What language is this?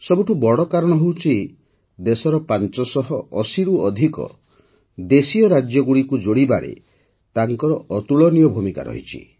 Odia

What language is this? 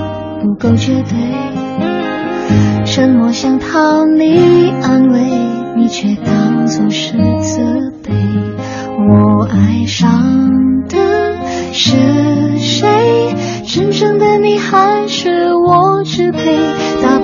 Chinese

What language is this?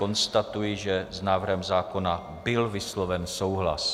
Czech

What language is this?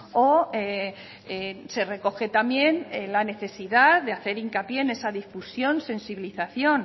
Spanish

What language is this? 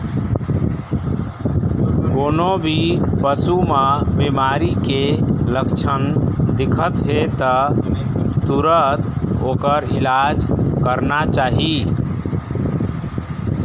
Chhattisgarhi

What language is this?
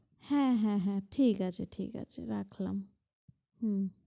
Bangla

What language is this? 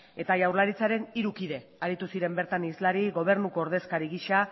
Basque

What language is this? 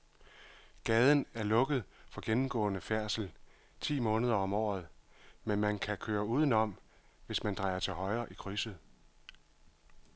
Danish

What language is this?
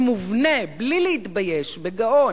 Hebrew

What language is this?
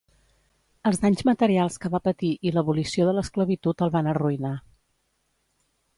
Catalan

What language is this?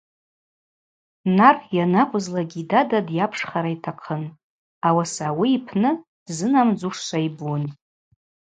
Abaza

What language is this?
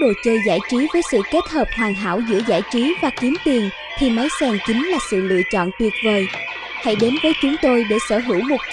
Vietnamese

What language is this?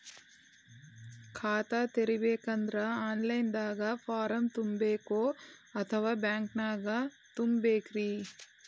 Kannada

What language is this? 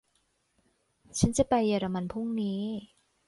Thai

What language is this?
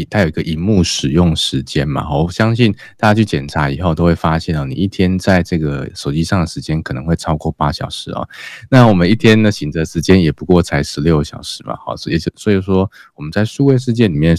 Chinese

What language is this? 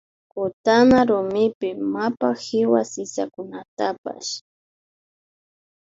Imbabura Highland Quichua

